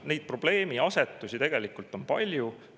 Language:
Estonian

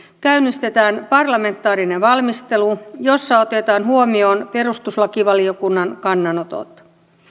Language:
Finnish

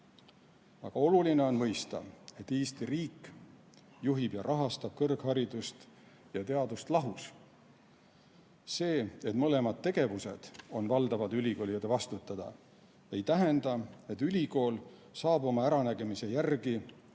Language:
Estonian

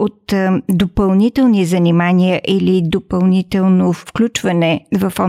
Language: Bulgarian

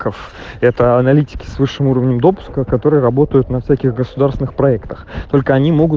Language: Russian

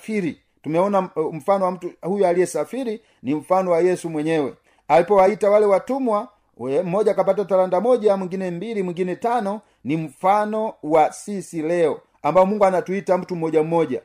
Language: Swahili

